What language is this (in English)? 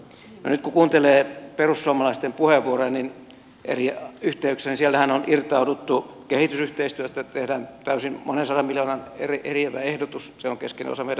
Finnish